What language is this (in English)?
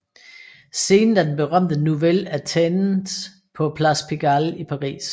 Danish